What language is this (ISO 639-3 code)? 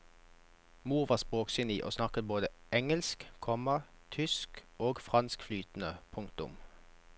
nor